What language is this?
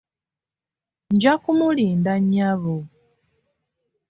Ganda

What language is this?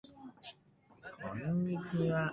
Japanese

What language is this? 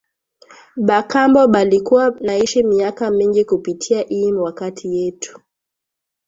Swahili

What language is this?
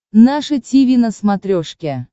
Russian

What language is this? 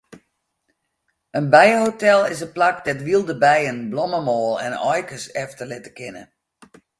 Western Frisian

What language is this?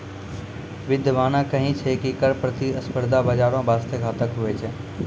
Maithili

